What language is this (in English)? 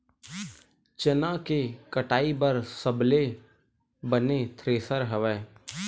Chhattisgarhi